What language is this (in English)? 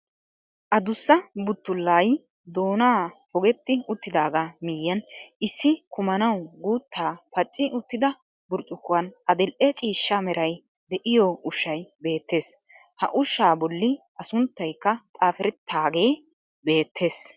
Wolaytta